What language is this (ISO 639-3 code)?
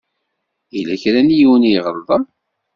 kab